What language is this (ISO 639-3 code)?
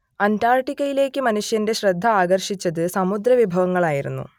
mal